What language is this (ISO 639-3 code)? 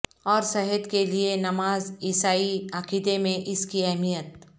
urd